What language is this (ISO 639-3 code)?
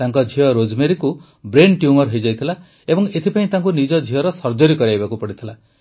ori